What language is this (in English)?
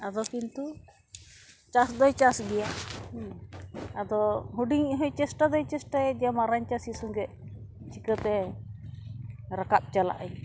Santali